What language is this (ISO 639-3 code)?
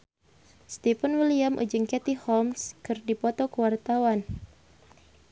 sun